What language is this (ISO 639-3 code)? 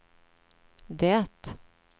swe